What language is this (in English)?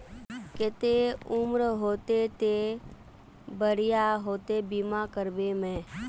Magahi